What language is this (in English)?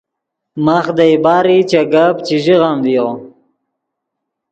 Yidgha